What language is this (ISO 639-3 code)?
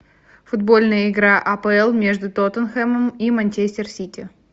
rus